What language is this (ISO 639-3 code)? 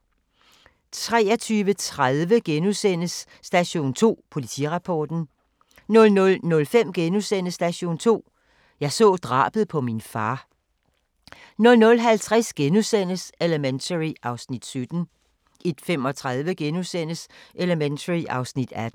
dan